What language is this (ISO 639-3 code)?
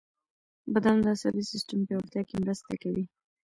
pus